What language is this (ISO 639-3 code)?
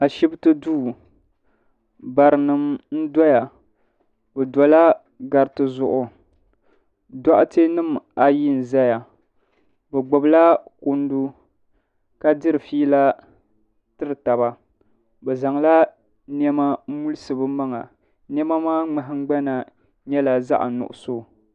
dag